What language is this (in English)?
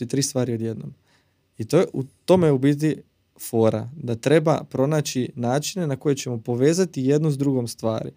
Croatian